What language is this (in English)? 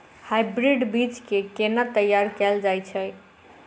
Maithili